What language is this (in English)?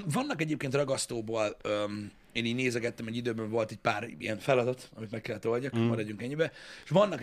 Hungarian